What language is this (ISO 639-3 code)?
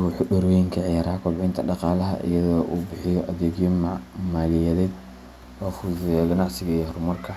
som